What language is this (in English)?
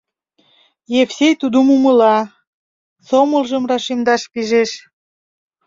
Mari